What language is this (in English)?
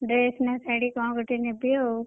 Odia